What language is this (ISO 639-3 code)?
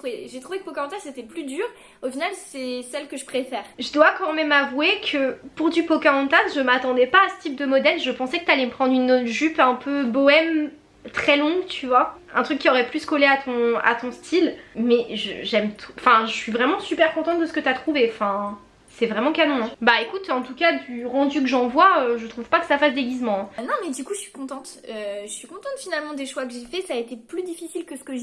fra